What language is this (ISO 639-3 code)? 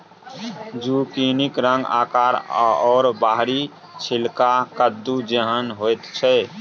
mai